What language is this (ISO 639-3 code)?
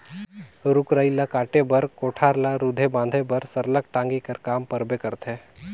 hne